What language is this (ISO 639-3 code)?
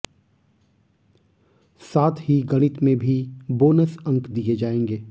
hin